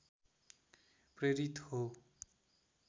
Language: Nepali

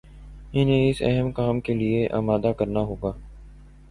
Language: Urdu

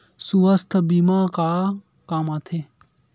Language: Chhattisgarhi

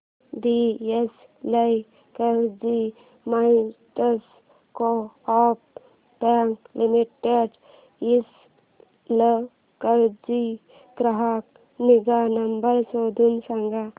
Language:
Marathi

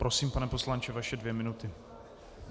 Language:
Czech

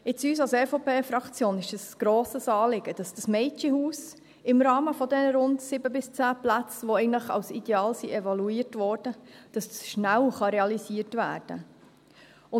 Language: Swiss German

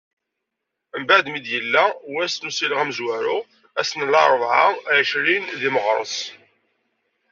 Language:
Kabyle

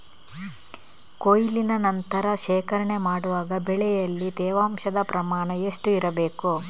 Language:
Kannada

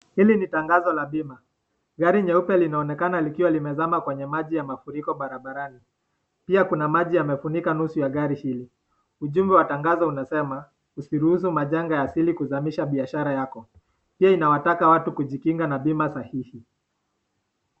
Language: Swahili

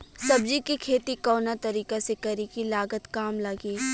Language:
Bhojpuri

